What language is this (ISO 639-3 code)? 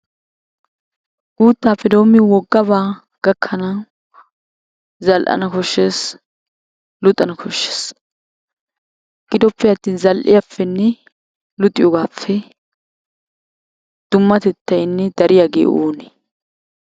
wal